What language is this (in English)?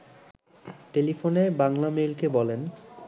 Bangla